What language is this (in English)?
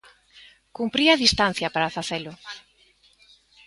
Galician